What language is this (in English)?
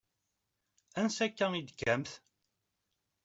Kabyle